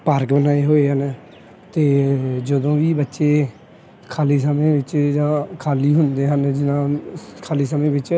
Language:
Punjabi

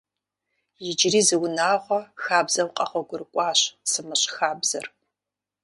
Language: Kabardian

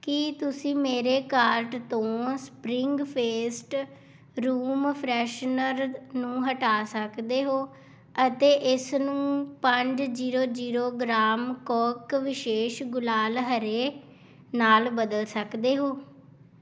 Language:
Punjabi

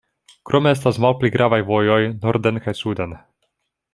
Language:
Esperanto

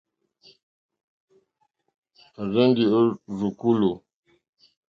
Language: Mokpwe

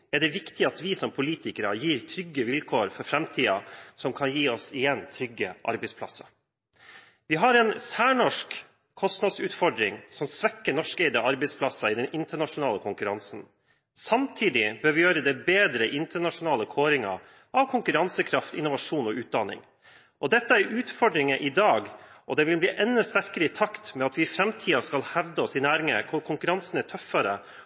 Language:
Norwegian Bokmål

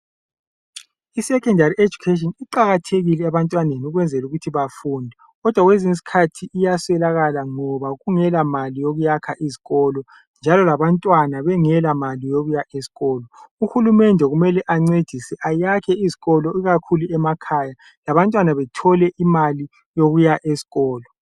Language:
North Ndebele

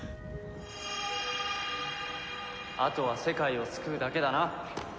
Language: Japanese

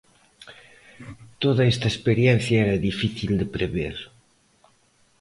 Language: Galician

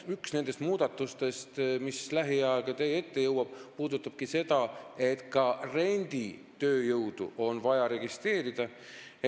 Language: Estonian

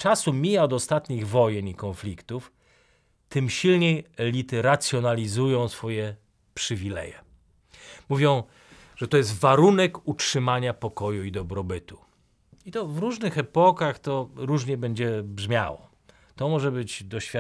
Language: Polish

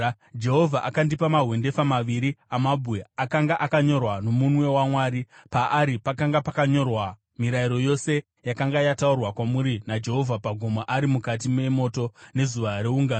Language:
Shona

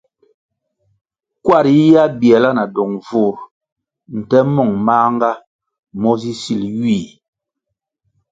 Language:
Kwasio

